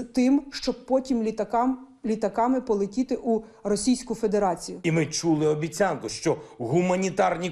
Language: Greek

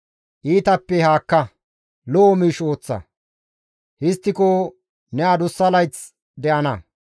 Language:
Gamo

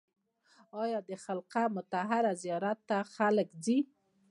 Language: Pashto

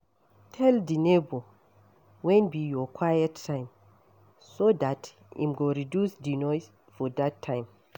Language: Nigerian Pidgin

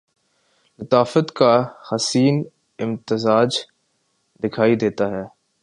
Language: Urdu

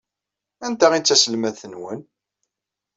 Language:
Kabyle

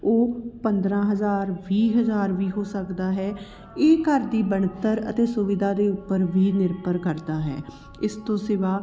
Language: Punjabi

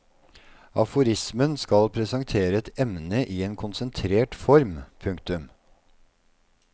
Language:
Norwegian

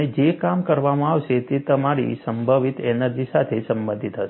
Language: Gujarati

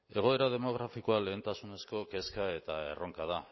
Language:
Basque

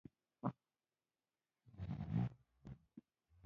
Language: Pashto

